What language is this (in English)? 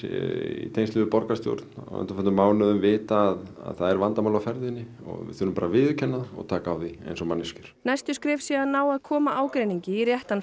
Icelandic